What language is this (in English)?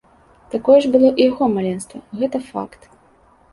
Belarusian